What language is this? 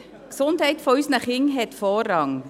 Swiss German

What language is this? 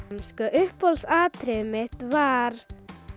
Icelandic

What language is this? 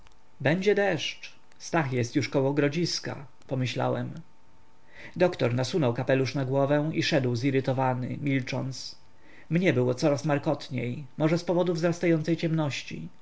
Polish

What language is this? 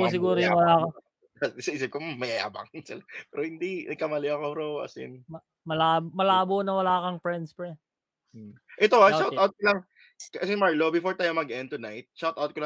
Filipino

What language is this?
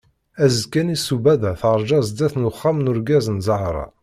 Kabyle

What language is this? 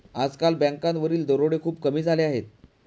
Marathi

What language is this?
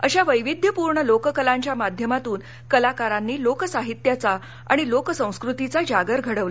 Marathi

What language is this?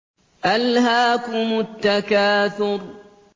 Arabic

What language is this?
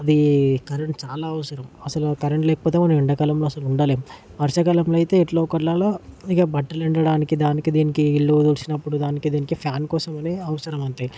Telugu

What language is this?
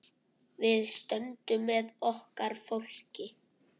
Icelandic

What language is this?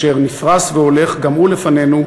Hebrew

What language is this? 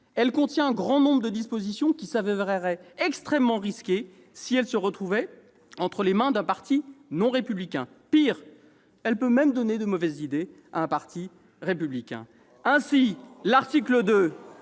French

